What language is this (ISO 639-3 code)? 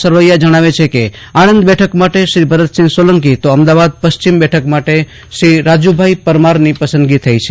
guj